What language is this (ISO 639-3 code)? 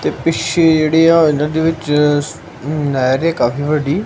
pan